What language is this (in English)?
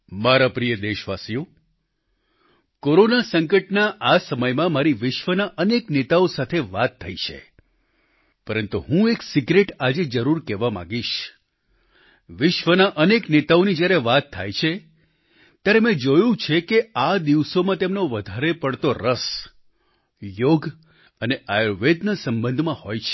Gujarati